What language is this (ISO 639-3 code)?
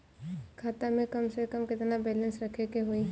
bho